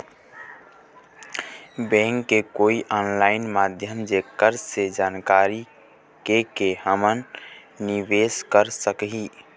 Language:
Chhattisgarhi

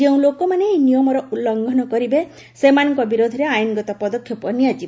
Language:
Odia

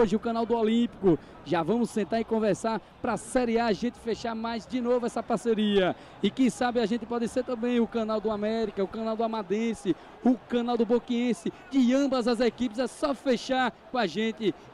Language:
Portuguese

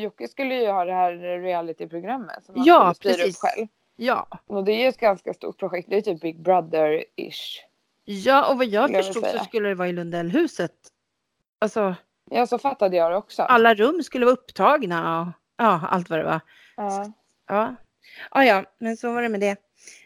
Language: Swedish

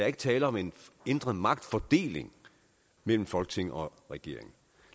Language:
Danish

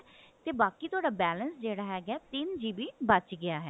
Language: Punjabi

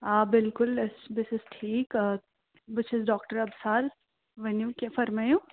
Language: Kashmiri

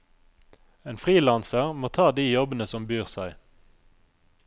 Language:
Norwegian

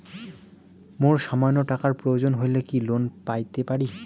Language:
Bangla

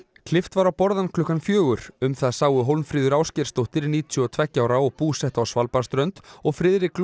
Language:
Icelandic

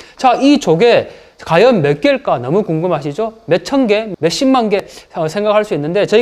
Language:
Korean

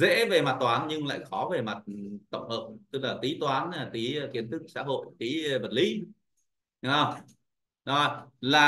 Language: Vietnamese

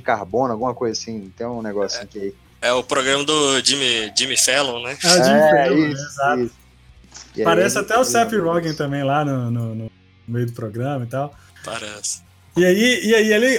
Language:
Portuguese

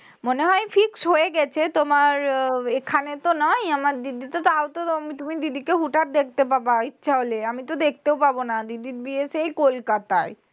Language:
Bangla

